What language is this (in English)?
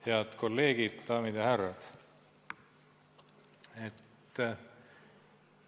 Estonian